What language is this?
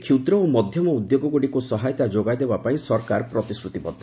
Odia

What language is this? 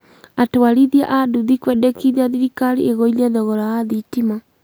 Kikuyu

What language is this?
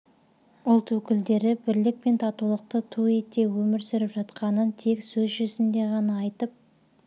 Kazakh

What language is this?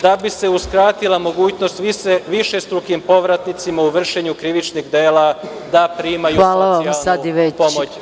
Serbian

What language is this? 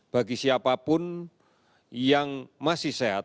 Indonesian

